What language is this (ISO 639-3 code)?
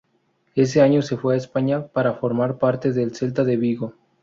spa